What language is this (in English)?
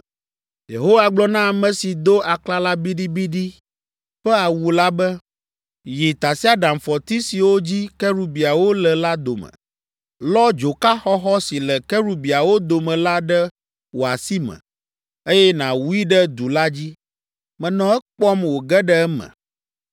Ewe